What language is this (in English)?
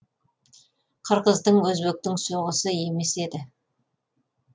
Kazakh